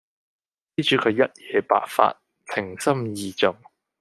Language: Cantonese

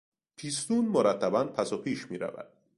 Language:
Persian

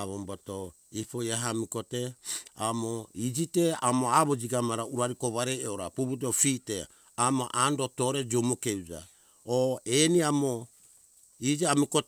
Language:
Hunjara-Kaina Ke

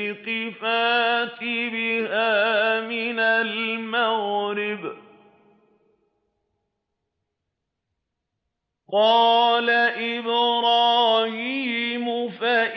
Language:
Arabic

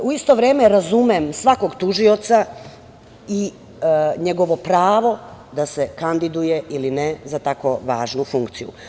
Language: Serbian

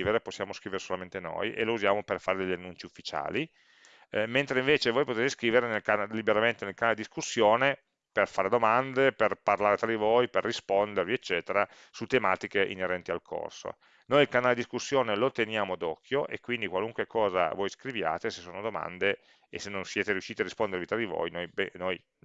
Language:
Italian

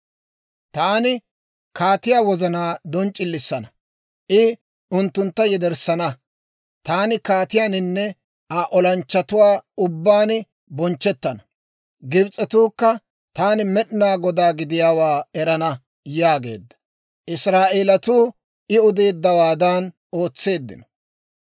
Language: Dawro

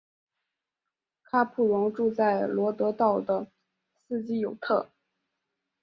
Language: Chinese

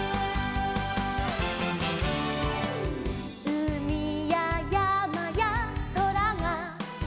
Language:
Japanese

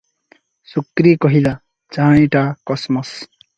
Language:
Odia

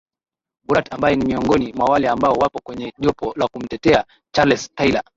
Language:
Swahili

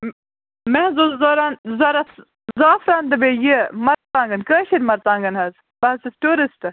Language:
Kashmiri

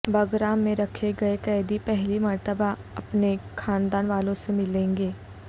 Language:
Urdu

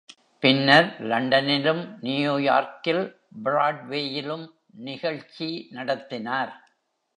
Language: Tamil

